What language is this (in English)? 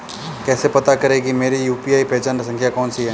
Hindi